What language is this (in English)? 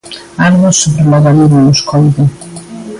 Galician